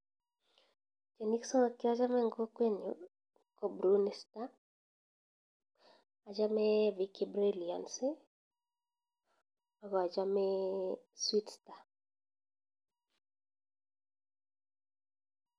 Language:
Kalenjin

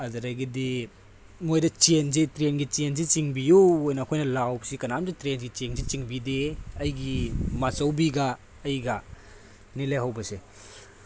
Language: Manipuri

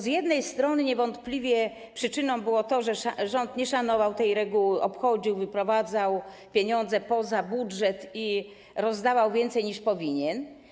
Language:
Polish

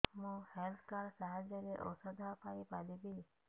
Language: Odia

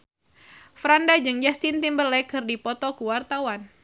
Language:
Sundanese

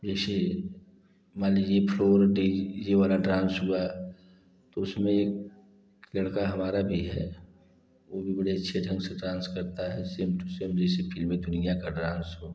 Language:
Hindi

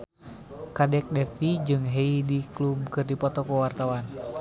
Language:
Sundanese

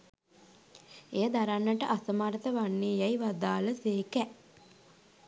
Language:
Sinhala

